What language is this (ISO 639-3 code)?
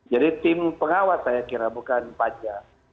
ind